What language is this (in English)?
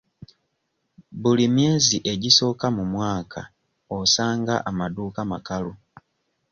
Ganda